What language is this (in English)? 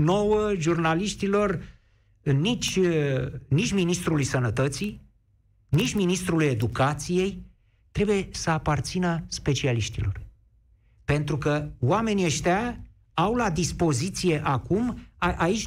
Romanian